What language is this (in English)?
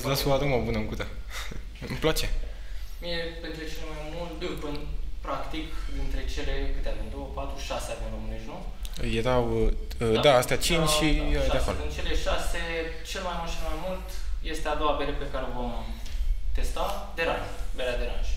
Romanian